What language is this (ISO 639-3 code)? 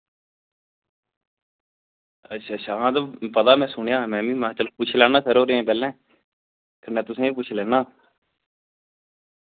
doi